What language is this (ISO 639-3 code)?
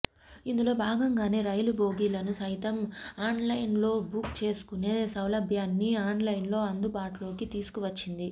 tel